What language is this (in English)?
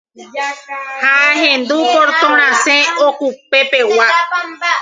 Guarani